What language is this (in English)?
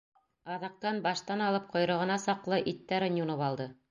Bashkir